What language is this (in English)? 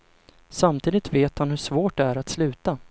Swedish